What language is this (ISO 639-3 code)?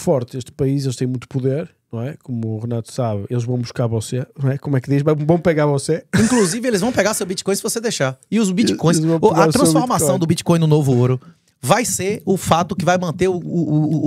por